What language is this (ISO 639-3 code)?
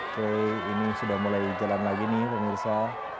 ind